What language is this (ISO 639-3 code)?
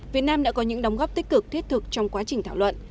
vie